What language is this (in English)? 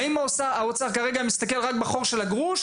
Hebrew